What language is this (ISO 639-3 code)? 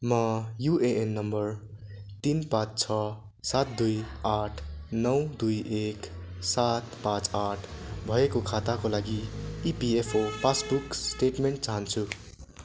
nep